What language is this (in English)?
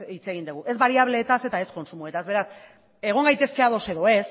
Basque